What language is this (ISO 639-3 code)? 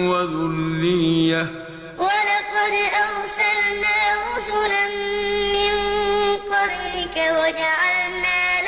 ara